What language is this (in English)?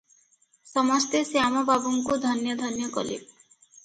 Odia